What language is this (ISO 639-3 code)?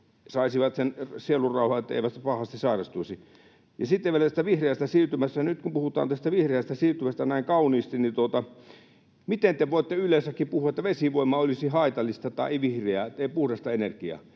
fin